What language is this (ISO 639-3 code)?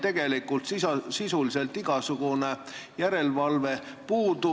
est